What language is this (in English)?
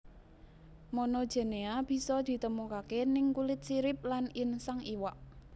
Javanese